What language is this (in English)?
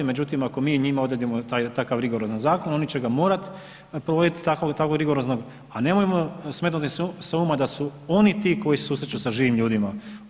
Croatian